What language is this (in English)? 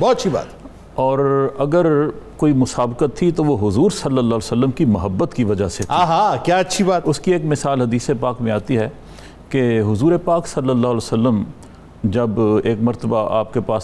Urdu